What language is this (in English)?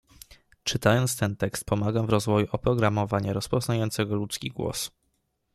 Polish